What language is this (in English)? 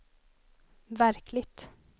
Swedish